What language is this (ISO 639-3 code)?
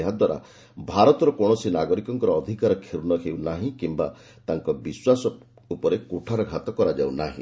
ori